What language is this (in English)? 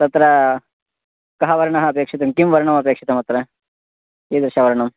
Sanskrit